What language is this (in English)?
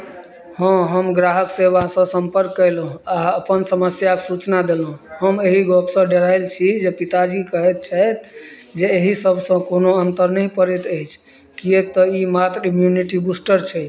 Maithili